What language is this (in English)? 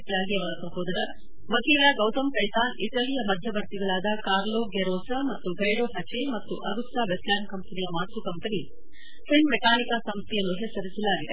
Kannada